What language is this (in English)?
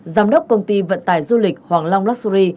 Vietnamese